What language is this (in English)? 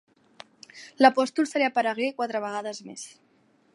Catalan